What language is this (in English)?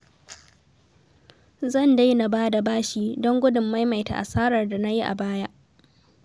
Hausa